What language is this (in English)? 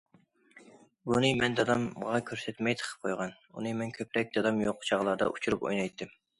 Uyghur